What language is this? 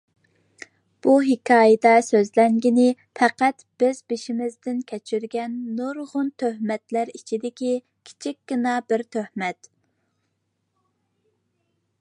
Uyghur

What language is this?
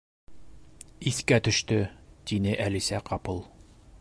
Bashkir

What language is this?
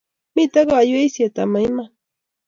Kalenjin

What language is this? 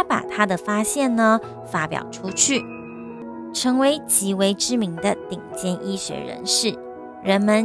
Chinese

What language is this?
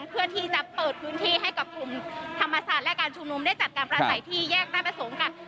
Thai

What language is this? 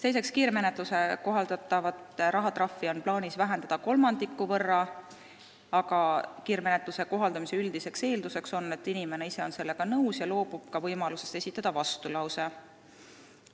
Estonian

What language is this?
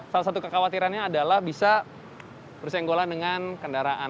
Indonesian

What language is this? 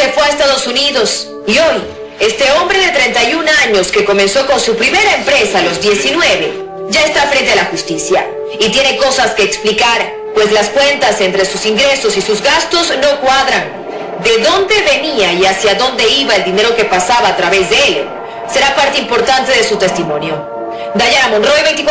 Spanish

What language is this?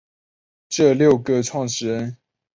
Chinese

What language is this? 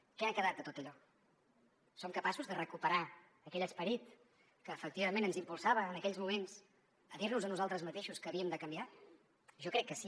Catalan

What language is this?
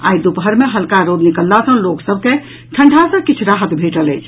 Maithili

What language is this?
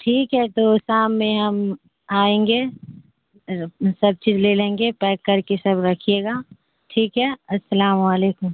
Urdu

